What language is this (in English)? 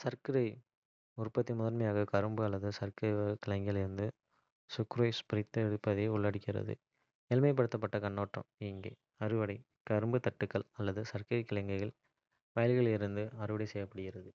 Kota (India)